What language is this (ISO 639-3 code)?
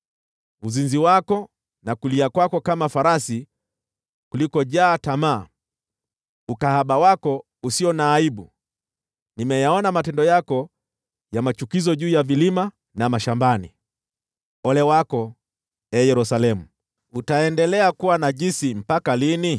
swa